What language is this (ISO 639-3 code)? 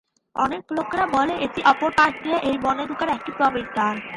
ben